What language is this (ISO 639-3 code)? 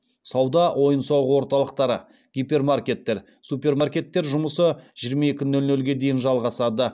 kaz